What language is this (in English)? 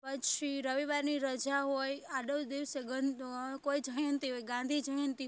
Gujarati